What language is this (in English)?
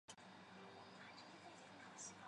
Chinese